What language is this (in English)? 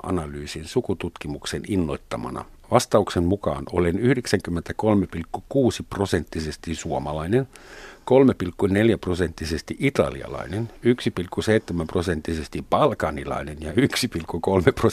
Finnish